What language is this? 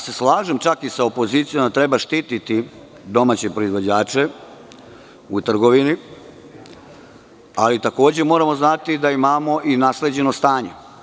Serbian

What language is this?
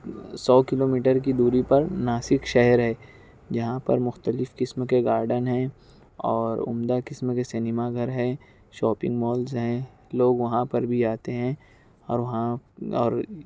Urdu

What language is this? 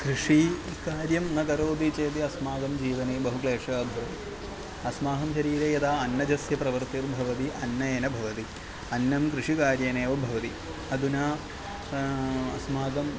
Sanskrit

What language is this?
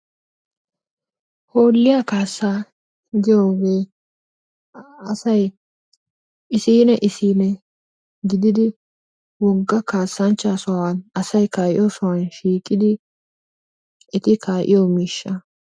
Wolaytta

